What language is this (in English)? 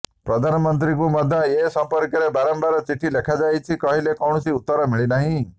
Odia